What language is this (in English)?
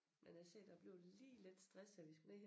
Danish